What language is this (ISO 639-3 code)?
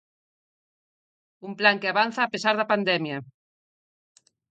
glg